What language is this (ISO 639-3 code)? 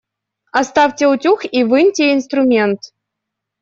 rus